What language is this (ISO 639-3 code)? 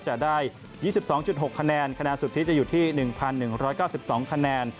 tha